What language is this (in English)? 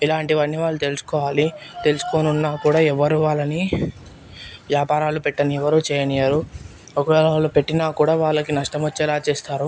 Telugu